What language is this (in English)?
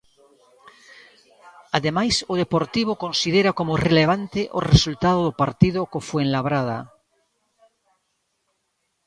Galician